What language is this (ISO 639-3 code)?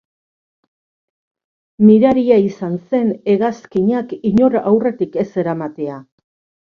eus